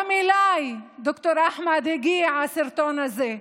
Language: Hebrew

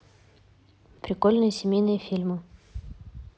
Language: Russian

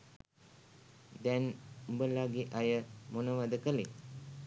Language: Sinhala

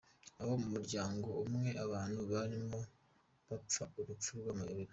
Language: Kinyarwanda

